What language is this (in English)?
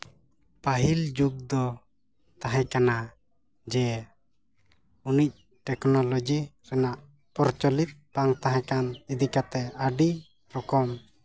Santali